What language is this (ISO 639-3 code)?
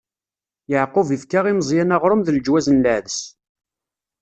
kab